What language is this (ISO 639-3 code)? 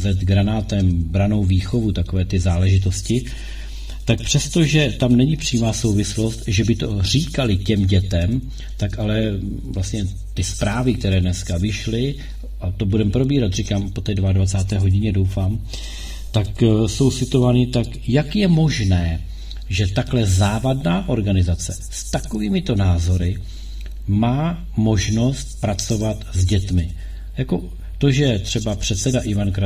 ces